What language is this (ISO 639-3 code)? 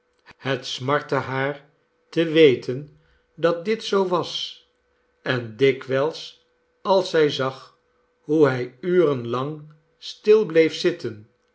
nld